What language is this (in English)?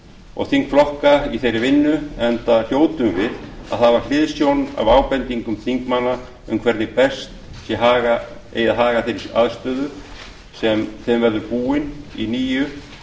Icelandic